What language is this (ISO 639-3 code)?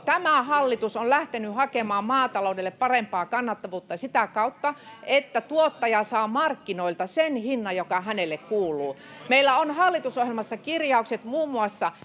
fin